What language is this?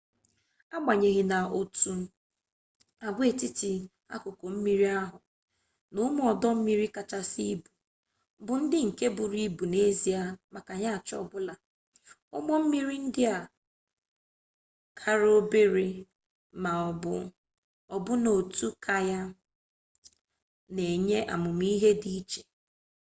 Igbo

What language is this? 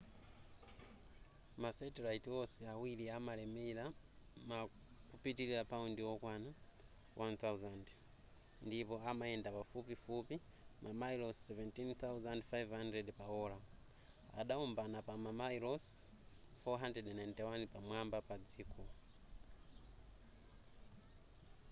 Nyanja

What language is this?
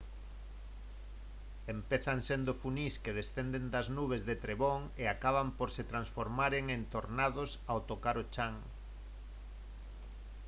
Galician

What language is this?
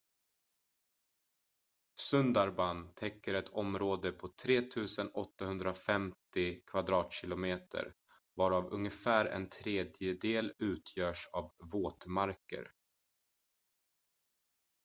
Swedish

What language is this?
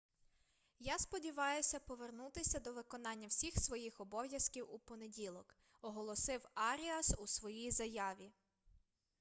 Ukrainian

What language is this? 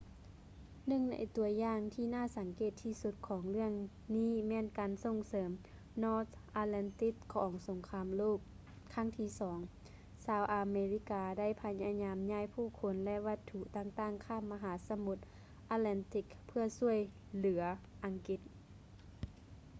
Lao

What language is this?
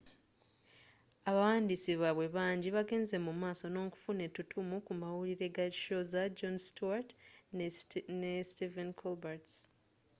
Ganda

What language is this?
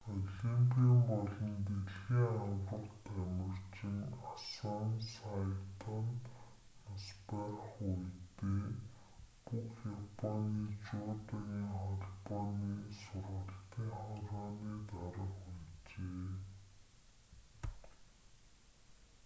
Mongolian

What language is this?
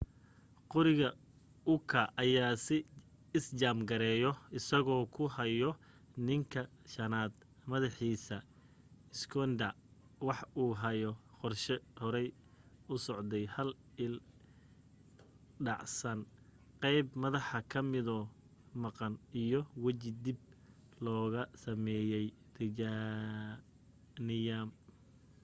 Somali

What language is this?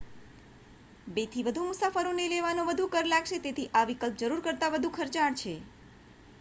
Gujarati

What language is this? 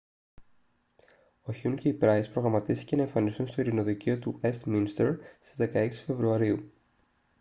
Greek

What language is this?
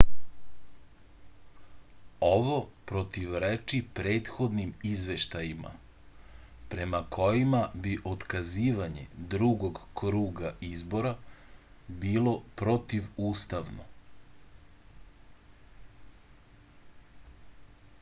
Serbian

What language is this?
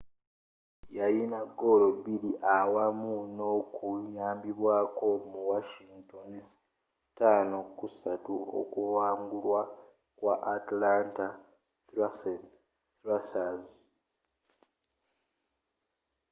Ganda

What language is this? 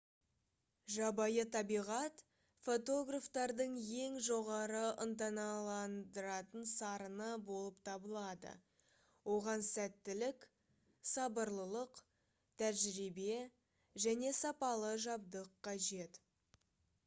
Kazakh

